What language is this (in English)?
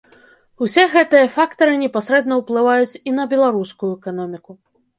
Belarusian